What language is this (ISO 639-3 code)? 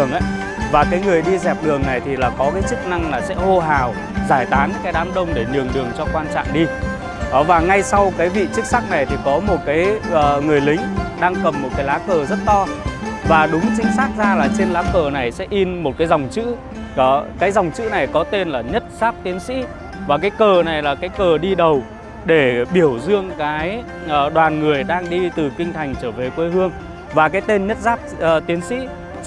vie